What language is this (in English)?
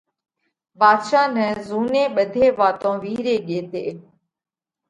Parkari Koli